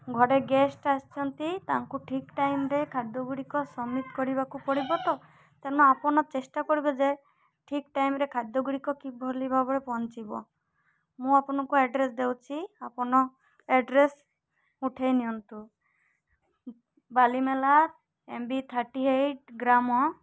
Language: Odia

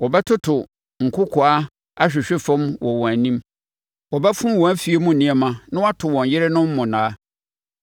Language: Akan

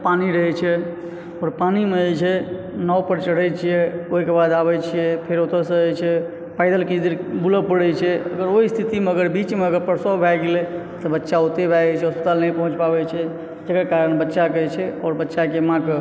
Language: Maithili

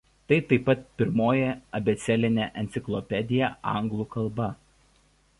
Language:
Lithuanian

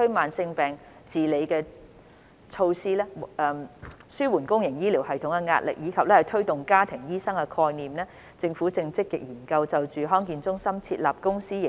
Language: Cantonese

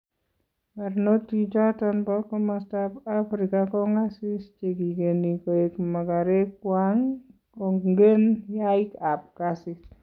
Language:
Kalenjin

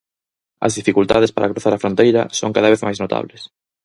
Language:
Galician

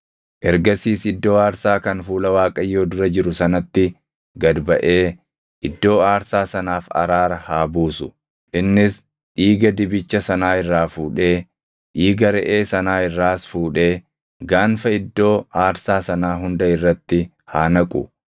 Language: Oromo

